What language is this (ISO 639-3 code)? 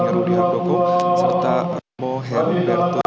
ind